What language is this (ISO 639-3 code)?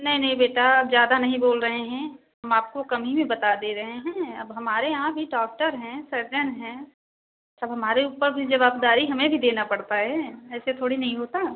hin